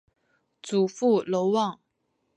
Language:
Chinese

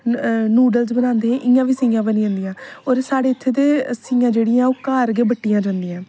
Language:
Dogri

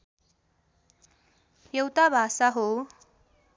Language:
Nepali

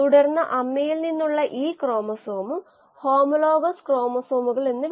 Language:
Malayalam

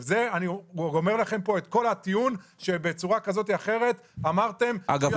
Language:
Hebrew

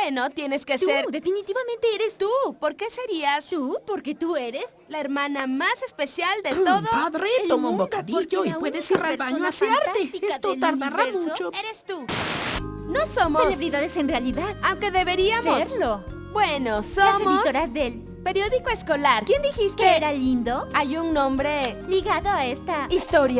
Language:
Spanish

